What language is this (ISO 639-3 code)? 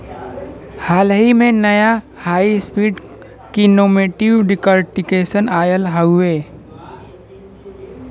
bho